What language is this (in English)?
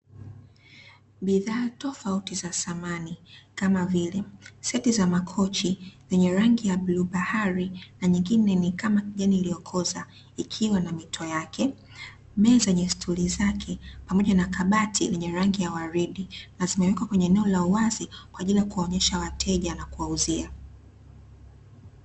Swahili